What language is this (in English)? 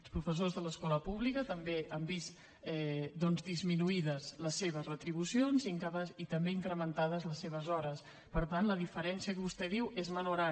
Catalan